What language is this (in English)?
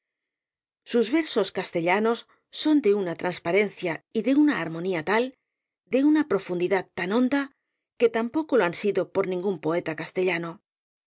Spanish